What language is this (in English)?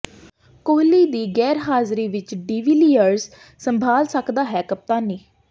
Punjabi